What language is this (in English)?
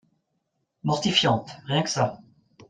French